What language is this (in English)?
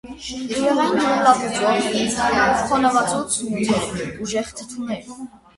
Armenian